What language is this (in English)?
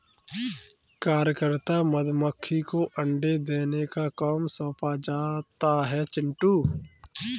Hindi